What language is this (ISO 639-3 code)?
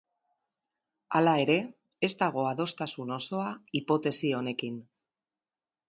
eus